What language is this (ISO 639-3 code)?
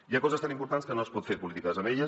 cat